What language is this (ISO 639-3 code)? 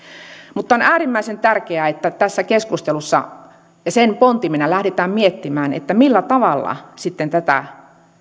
fin